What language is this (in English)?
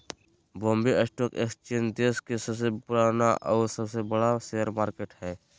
Magahi